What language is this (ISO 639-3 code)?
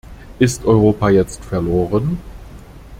deu